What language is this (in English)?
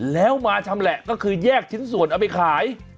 Thai